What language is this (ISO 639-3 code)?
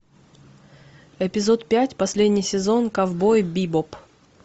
rus